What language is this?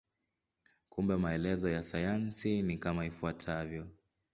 Swahili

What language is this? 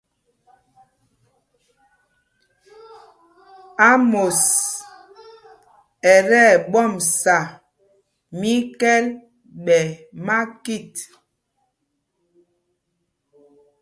Mpumpong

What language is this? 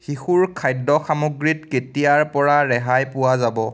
Assamese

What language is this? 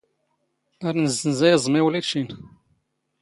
Standard Moroccan Tamazight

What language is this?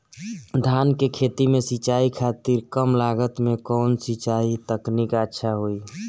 Bhojpuri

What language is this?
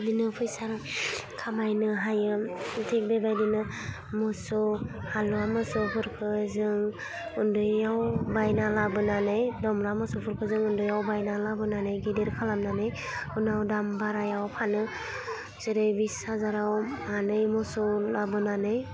Bodo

